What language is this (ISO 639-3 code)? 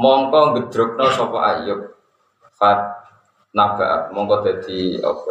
ind